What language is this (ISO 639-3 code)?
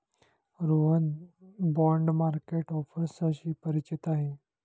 mar